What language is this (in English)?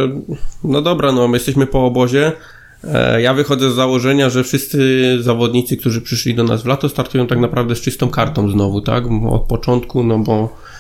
Polish